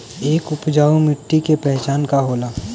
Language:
Bhojpuri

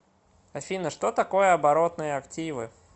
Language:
Russian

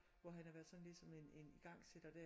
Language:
Danish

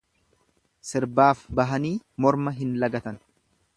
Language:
Oromo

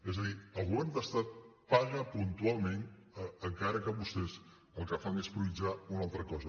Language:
Catalan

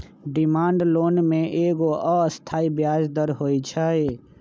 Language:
Magahi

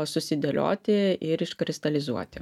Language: Lithuanian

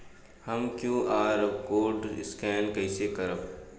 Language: Bhojpuri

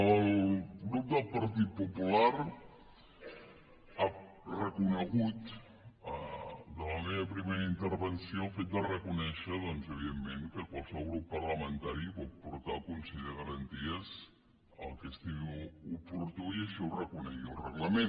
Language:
Catalan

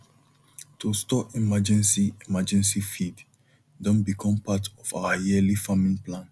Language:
Nigerian Pidgin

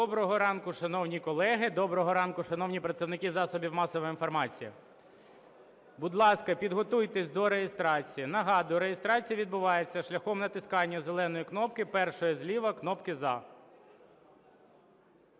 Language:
Ukrainian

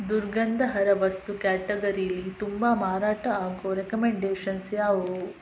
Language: Kannada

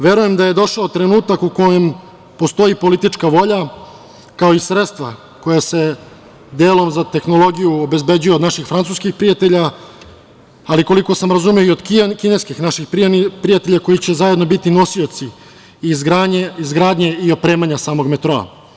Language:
Serbian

